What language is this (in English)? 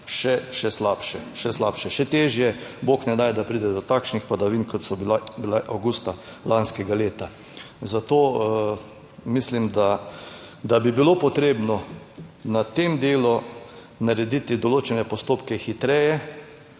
Slovenian